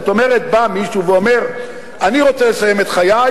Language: Hebrew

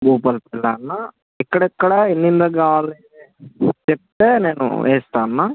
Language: Telugu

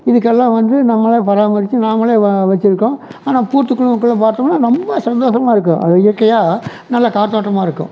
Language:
Tamil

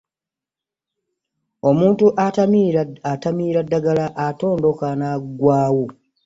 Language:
Ganda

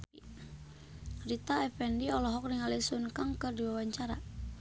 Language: Sundanese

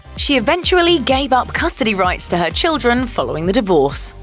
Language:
English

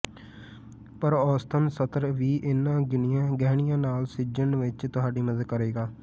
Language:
Punjabi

